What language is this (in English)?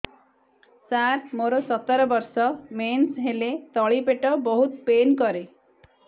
Odia